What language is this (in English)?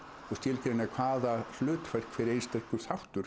Icelandic